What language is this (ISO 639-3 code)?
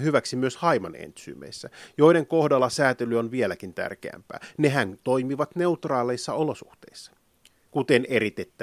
fin